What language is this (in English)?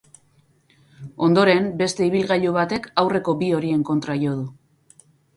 Basque